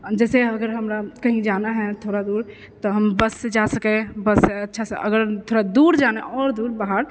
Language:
Maithili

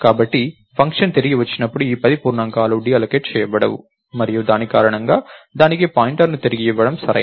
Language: Telugu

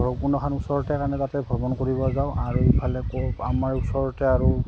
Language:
Assamese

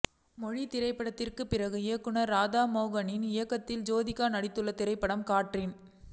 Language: Tamil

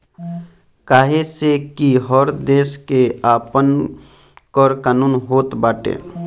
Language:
Bhojpuri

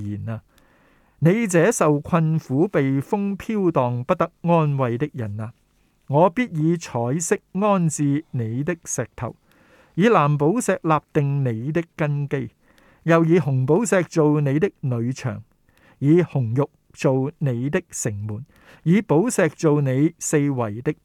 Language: Chinese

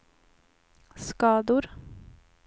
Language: Swedish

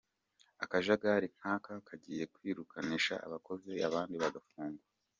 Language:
Kinyarwanda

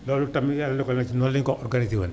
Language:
Wolof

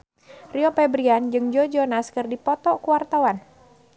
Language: Sundanese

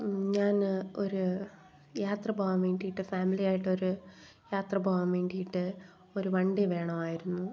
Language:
Malayalam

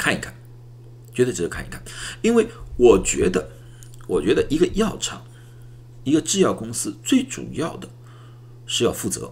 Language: Chinese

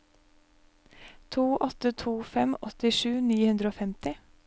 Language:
Norwegian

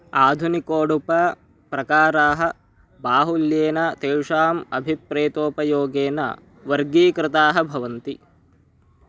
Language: Sanskrit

